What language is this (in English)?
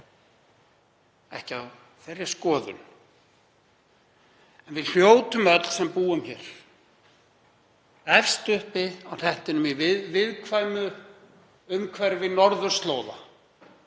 Icelandic